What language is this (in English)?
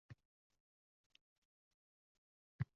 Uzbek